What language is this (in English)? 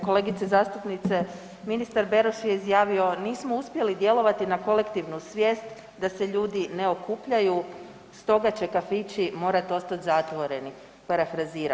Croatian